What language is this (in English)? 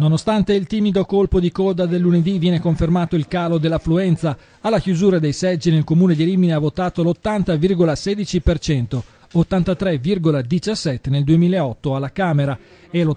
Italian